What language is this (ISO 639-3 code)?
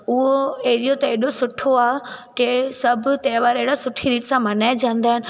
snd